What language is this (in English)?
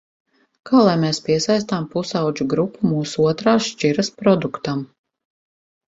Latvian